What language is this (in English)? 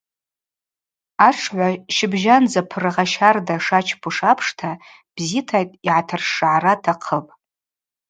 Abaza